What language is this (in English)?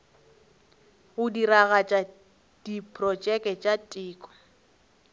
Northern Sotho